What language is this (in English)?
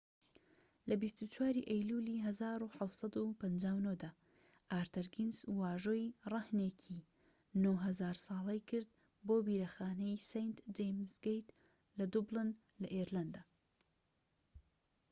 Central Kurdish